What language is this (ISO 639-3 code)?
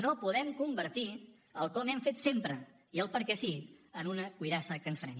cat